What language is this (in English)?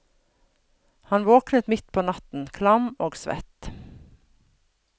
Norwegian